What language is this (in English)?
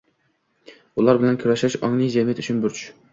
Uzbek